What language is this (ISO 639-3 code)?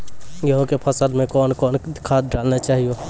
mai